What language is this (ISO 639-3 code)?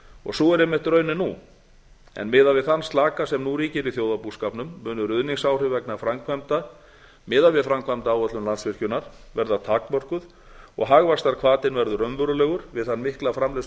isl